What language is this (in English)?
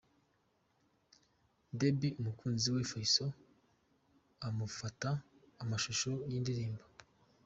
Kinyarwanda